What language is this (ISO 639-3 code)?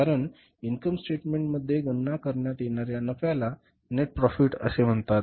mar